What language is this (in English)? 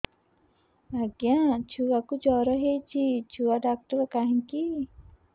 Odia